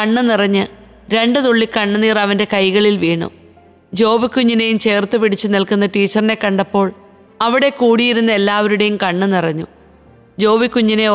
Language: Malayalam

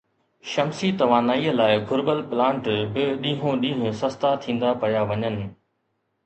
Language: Sindhi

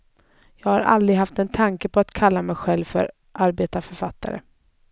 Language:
Swedish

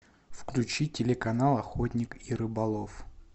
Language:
Russian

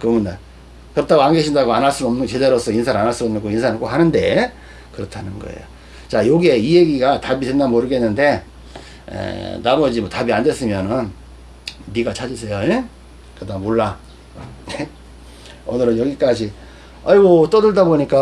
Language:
Korean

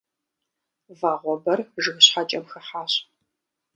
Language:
Kabardian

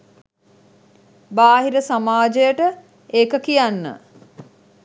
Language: Sinhala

